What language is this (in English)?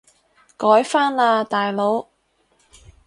Cantonese